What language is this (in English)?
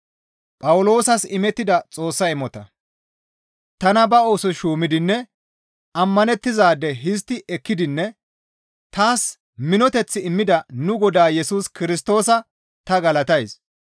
Gamo